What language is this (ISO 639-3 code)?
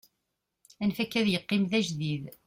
kab